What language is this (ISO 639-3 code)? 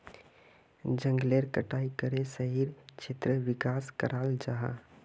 mag